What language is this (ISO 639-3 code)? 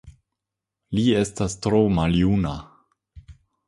epo